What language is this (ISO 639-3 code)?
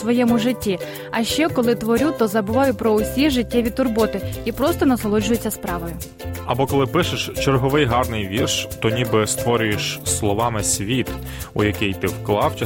ukr